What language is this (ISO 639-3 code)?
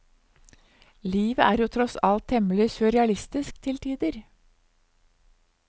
nor